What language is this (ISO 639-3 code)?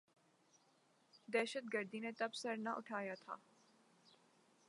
urd